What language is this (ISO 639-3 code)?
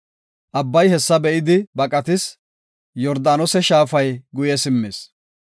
gof